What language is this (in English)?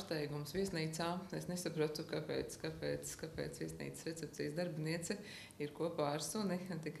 Latvian